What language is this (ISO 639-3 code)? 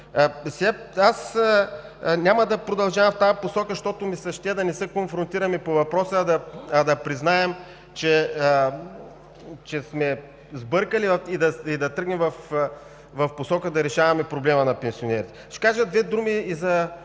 bul